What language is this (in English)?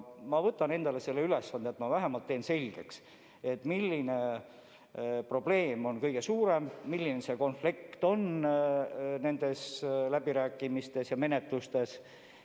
Estonian